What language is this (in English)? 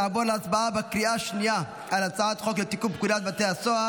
Hebrew